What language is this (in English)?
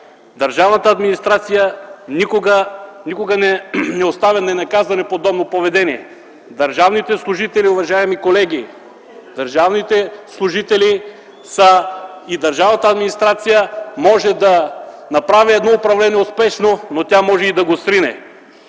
Bulgarian